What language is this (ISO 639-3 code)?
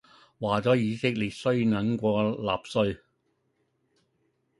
yue